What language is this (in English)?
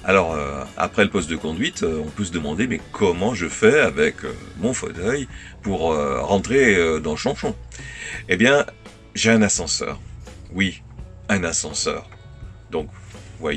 French